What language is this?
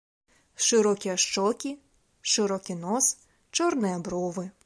Belarusian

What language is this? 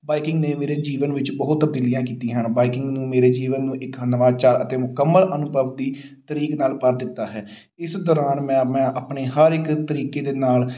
Punjabi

